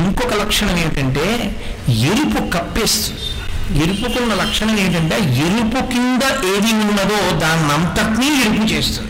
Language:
Telugu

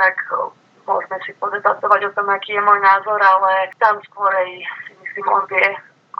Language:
Slovak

